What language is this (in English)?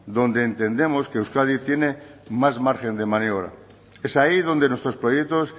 Spanish